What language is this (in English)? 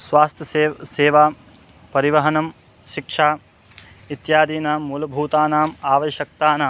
Sanskrit